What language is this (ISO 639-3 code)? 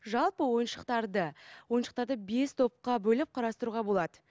kaz